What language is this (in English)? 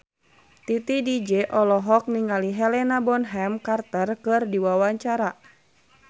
Sundanese